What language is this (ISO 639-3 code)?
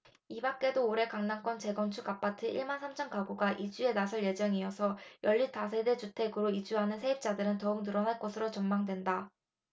kor